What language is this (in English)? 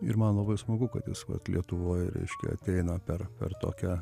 Lithuanian